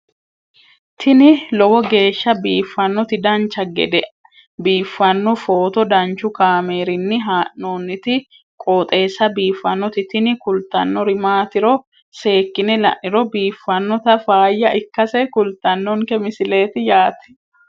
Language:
Sidamo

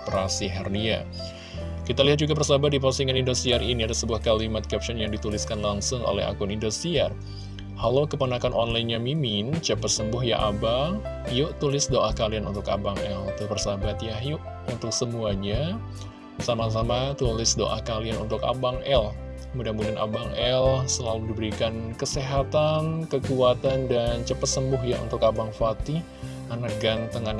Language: Indonesian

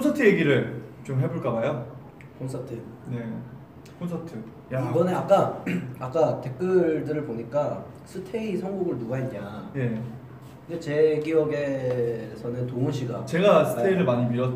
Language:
Korean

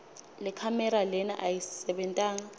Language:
Swati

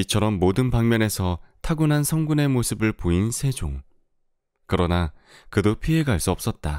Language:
Korean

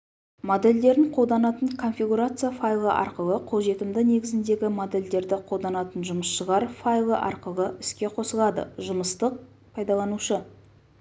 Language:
Kazakh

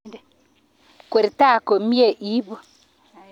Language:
Kalenjin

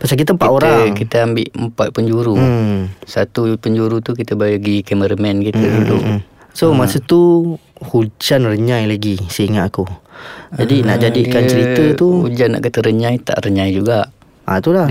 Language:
Malay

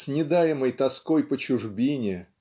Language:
Russian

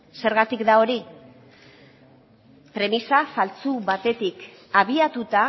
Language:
Basque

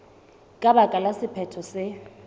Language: Southern Sotho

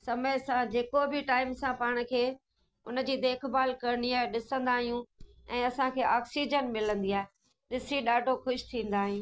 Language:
Sindhi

